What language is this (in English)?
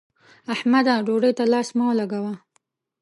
Pashto